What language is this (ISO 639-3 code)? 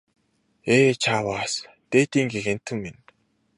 mon